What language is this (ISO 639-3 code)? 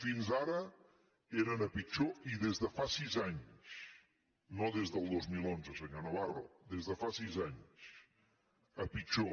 cat